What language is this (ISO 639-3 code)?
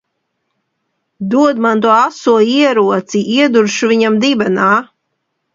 lav